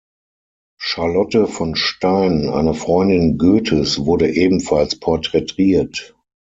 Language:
German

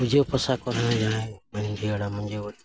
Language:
Santali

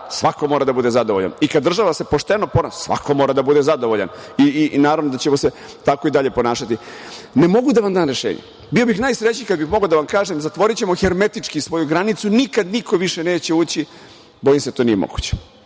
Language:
Serbian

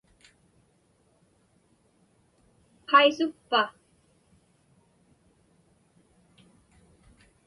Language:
Inupiaq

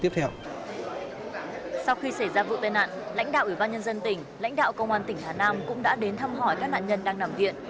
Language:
Vietnamese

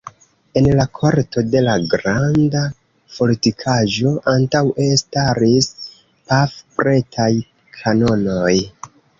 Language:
Esperanto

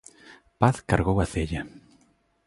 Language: Galician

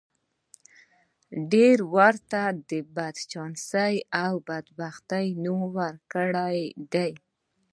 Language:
Pashto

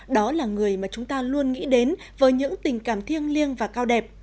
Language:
Vietnamese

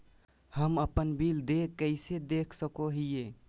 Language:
Magahi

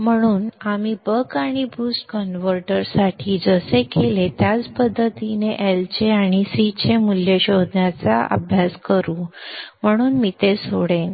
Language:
Marathi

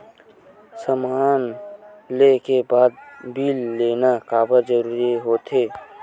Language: Chhattisgarhi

